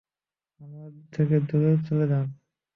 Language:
Bangla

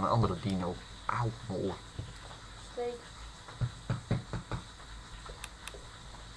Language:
Dutch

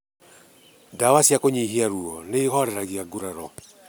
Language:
Kikuyu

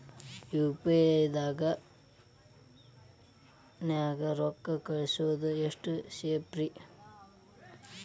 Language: Kannada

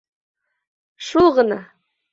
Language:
Bashkir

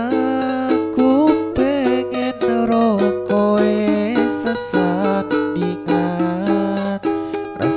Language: Indonesian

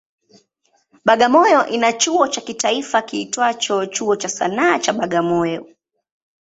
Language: Swahili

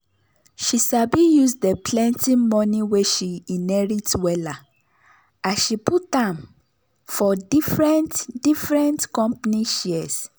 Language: Nigerian Pidgin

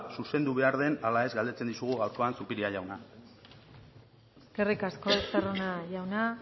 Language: Basque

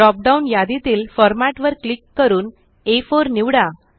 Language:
Marathi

